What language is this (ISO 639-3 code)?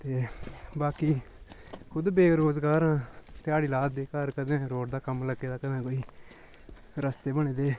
doi